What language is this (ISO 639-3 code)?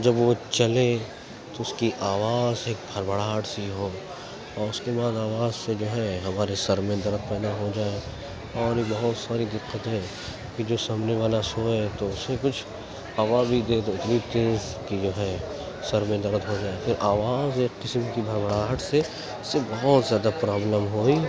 urd